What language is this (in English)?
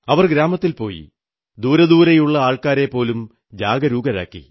Malayalam